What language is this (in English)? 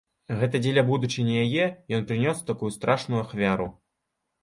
Belarusian